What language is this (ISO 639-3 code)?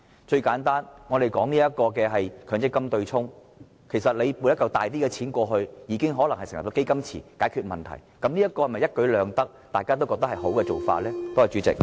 yue